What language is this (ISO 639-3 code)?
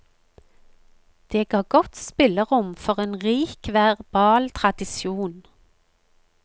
nor